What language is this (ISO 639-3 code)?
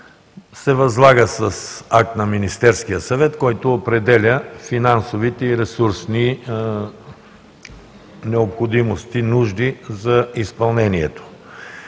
bul